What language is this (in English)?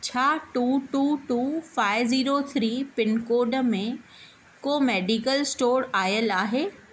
Sindhi